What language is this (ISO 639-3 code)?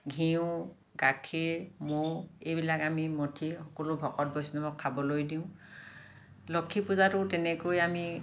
asm